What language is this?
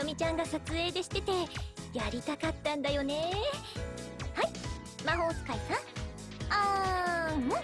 Japanese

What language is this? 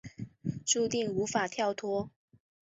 Chinese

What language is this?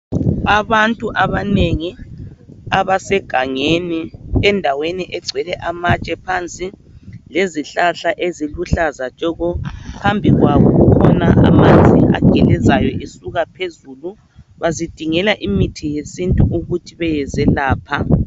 North Ndebele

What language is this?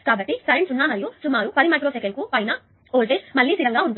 Telugu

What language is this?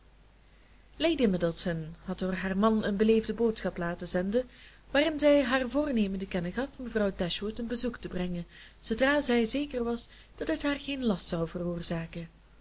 Dutch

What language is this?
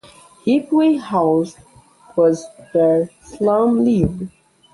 English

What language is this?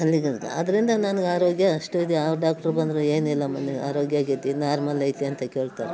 Kannada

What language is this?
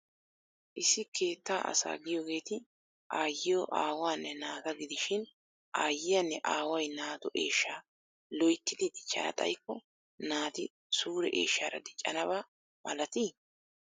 Wolaytta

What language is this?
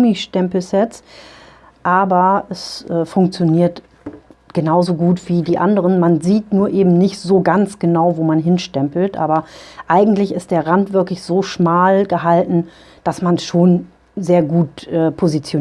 German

